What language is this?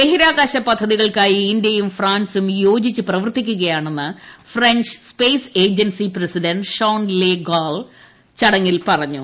Malayalam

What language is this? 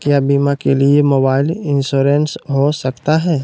Magahi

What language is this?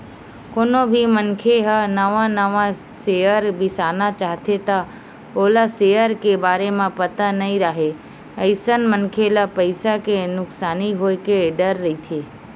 Chhattisgarhi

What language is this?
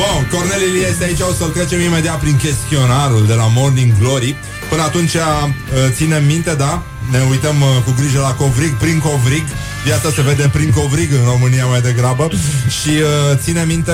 Romanian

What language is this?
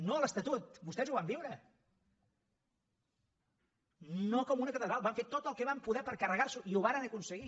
Catalan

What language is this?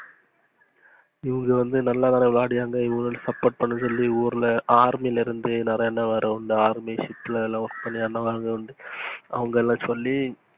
Tamil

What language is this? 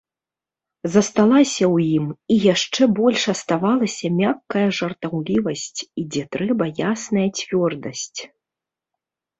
Belarusian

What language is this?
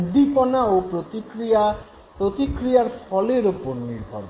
Bangla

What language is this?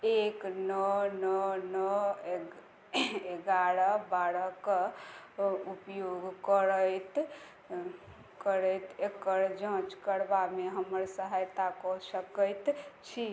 Maithili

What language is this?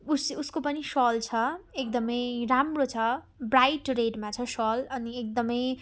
Nepali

